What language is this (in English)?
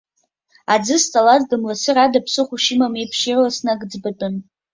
Abkhazian